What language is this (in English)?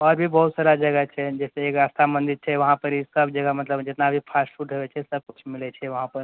Maithili